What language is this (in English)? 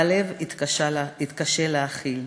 Hebrew